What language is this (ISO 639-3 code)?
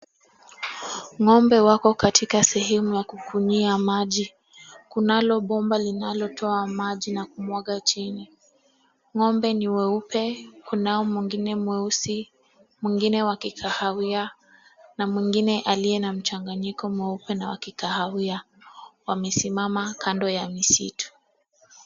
swa